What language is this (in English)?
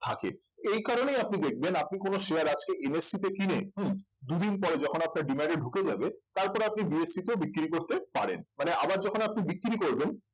Bangla